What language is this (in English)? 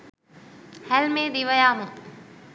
Sinhala